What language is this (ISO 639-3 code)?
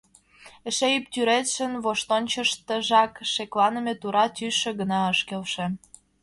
chm